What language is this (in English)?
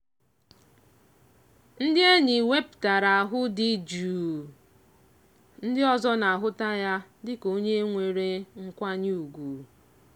Igbo